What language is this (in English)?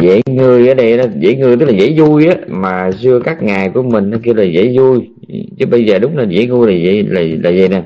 Vietnamese